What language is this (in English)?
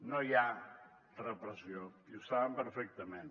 Catalan